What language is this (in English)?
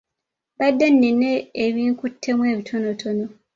Ganda